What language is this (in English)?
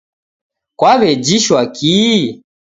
Taita